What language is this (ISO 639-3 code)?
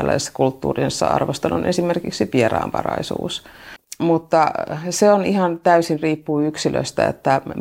fin